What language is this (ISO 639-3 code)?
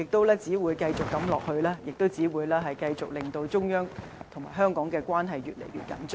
yue